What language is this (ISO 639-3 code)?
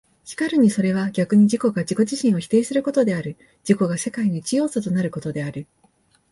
jpn